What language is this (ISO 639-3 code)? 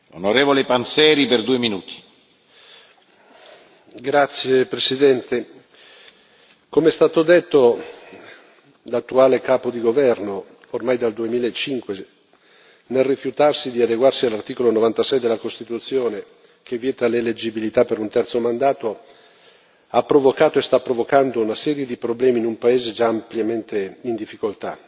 ita